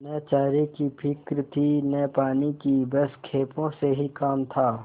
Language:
Hindi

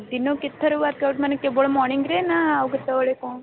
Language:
Odia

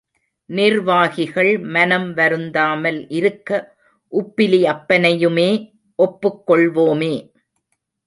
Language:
Tamil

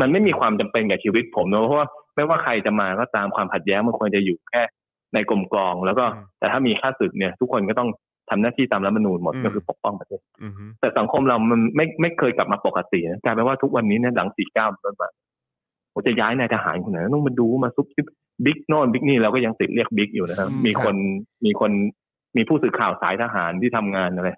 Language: Thai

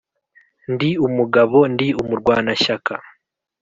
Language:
Kinyarwanda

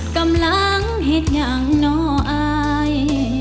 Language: Thai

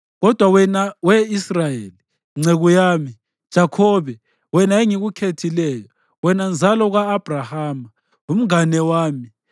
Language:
North Ndebele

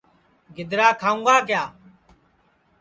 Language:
Sansi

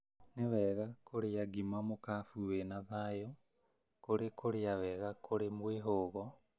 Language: Kikuyu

